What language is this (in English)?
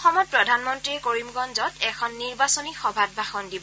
Assamese